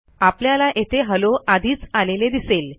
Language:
Marathi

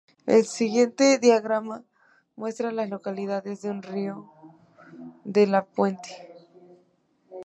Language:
Spanish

